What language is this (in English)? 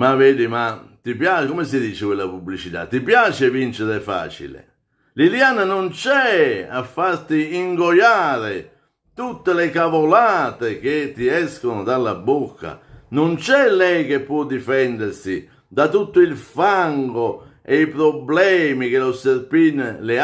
Italian